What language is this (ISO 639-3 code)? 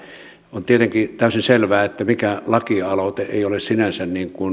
fin